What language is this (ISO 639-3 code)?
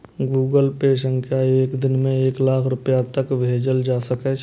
mai